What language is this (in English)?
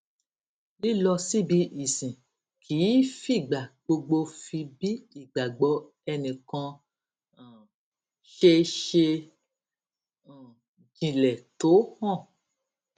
Yoruba